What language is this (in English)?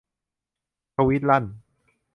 Thai